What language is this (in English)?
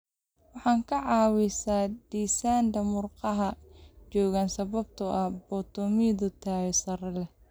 Somali